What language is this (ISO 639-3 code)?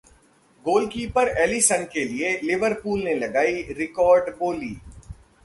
hin